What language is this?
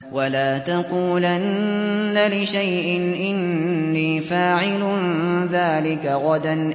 Arabic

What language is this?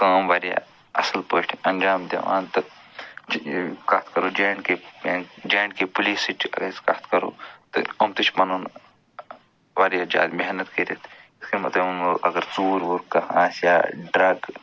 Kashmiri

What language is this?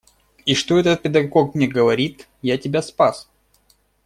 Russian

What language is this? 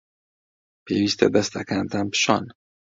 Central Kurdish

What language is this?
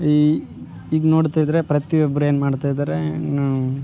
Kannada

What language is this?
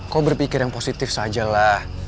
Indonesian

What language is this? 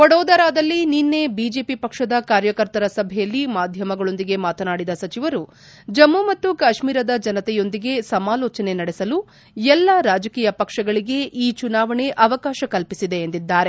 Kannada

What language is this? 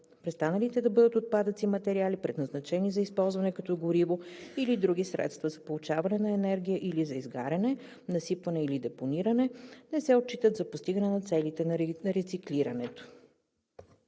Bulgarian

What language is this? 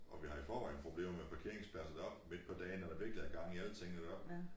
Danish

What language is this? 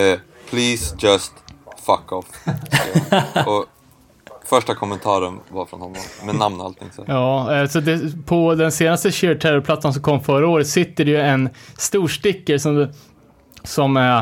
Swedish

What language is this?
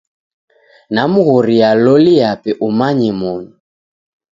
Taita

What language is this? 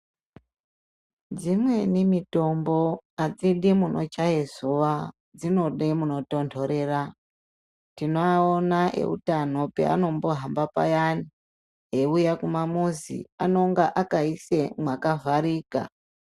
Ndau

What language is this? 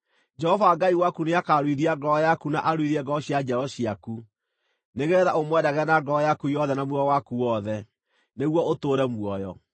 Kikuyu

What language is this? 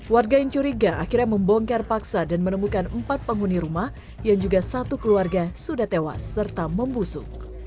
Indonesian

